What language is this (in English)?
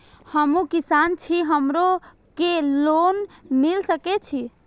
Maithili